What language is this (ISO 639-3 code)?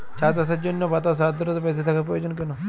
ben